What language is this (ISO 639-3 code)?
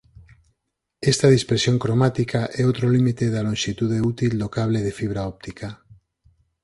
glg